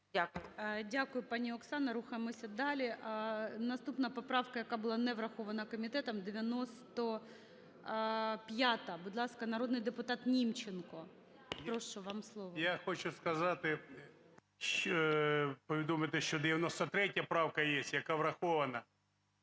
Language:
Ukrainian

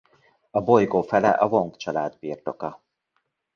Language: Hungarian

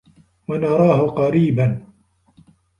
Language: Arabic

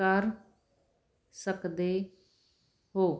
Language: Punjabi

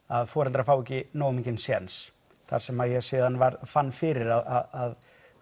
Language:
Icelandic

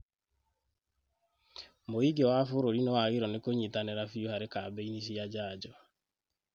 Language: Kikuyu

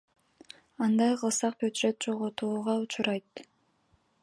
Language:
Kyrgyz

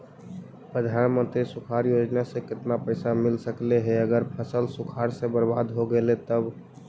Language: Magahi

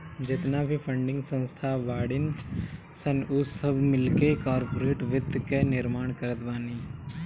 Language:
Bhojpuri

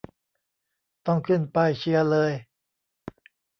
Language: Thai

